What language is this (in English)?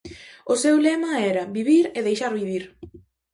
Galician